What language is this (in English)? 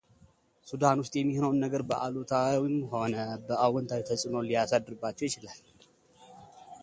Amharic